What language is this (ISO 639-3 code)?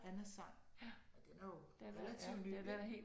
dan